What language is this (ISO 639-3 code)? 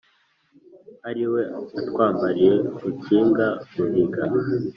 kin